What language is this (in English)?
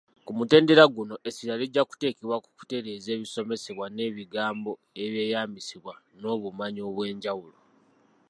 Ganda